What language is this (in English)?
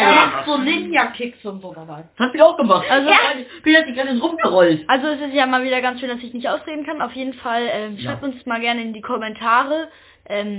German